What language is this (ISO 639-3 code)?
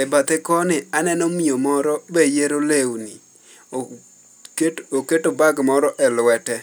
luo